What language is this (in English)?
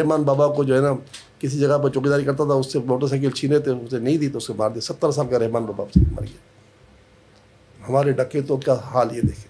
Urdu